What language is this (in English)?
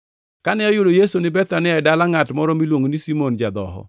Luo (Kenya and Tanzania)